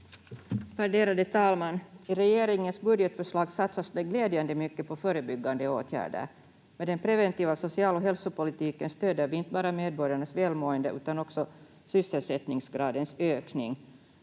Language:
Finnish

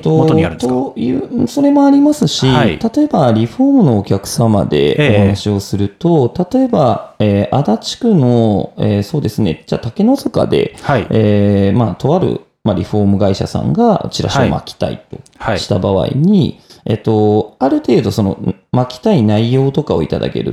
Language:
Japanese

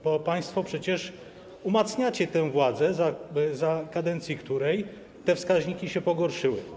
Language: Polish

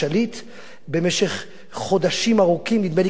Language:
Hebrew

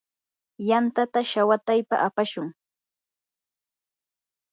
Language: Yanahuanca Pasco Quechua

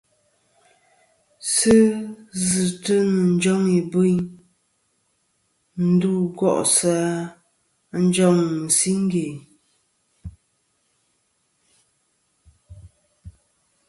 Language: Kom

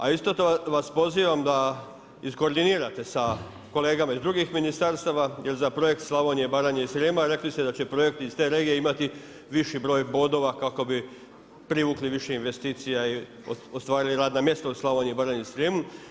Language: Croatian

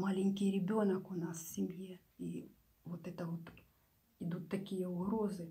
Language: Russian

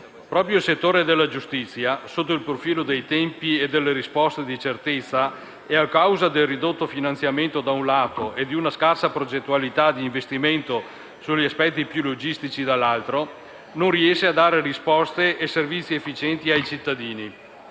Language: Italian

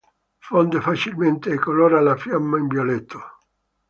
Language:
Italian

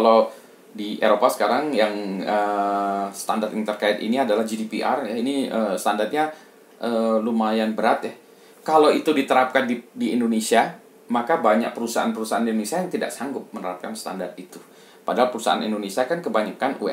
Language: Indonesian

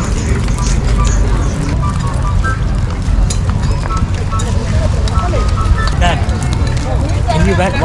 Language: Vietnamese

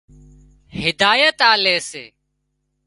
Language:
Wadiyara Koli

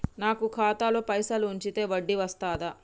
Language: Telugu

